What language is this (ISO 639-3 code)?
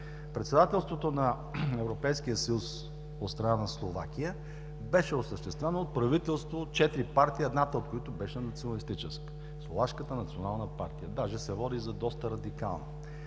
bul